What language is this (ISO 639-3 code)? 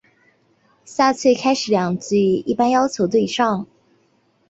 zho